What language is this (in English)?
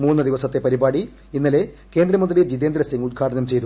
Malayalam